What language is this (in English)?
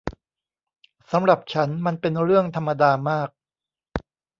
Thai